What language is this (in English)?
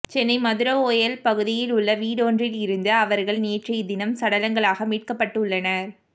Tamil